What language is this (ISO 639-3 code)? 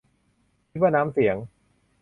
tha